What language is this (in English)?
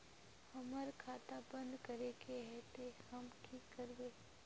Magahi